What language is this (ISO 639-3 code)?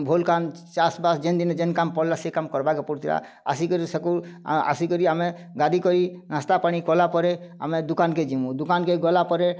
ori